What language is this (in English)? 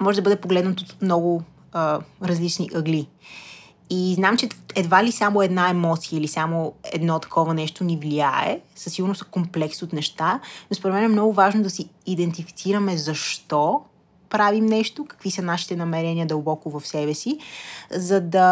Bulgarian